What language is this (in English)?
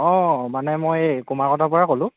Assamese